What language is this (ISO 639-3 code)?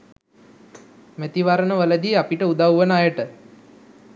sin